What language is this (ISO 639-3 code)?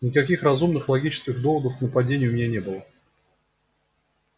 rus